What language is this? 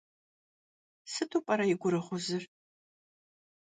Kabardian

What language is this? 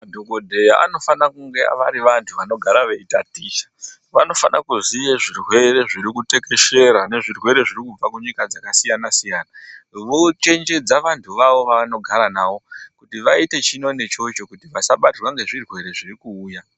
Ndau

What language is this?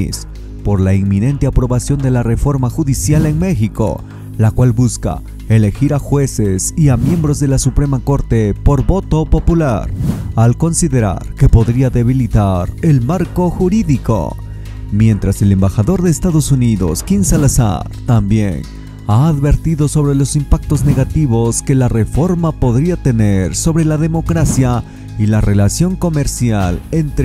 Spanish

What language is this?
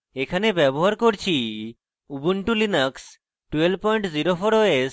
Bangla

